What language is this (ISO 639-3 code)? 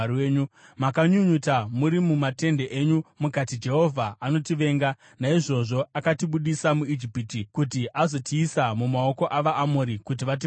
sna